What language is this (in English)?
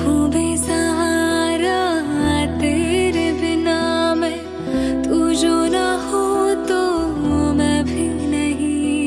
Hindi